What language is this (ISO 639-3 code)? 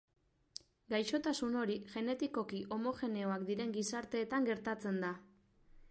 eus